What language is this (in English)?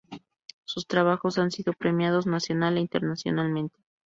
Spanish